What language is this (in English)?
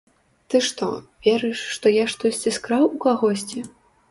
Belarusian